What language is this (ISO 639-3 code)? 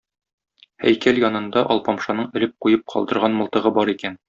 tat